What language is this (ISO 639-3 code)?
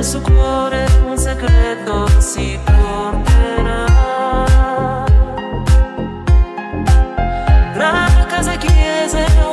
ron